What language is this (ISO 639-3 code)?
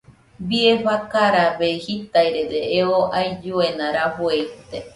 hux